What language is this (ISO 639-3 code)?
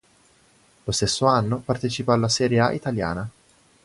ita